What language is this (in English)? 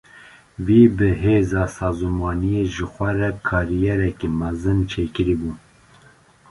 Kurdish